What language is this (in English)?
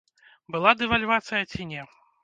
Belarusian